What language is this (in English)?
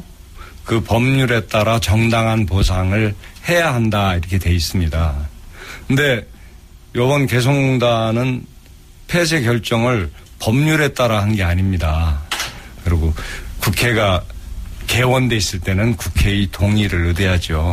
Korean